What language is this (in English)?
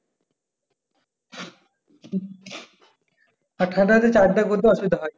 Bangla